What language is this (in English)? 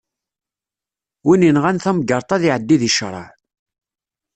Kabyle